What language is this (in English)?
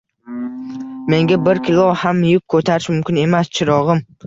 Uzbek